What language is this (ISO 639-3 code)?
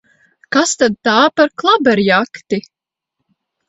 lav